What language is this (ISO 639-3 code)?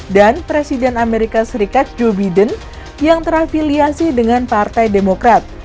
ind